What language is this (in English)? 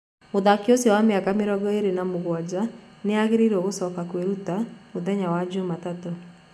Kikuyu